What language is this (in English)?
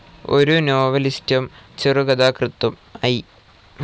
Malayalam